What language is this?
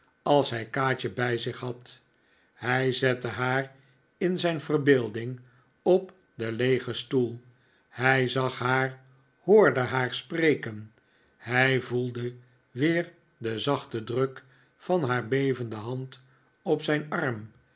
Dutch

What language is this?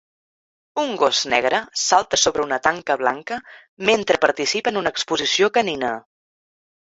Catalan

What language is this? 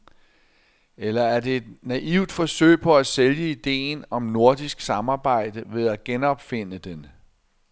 Danish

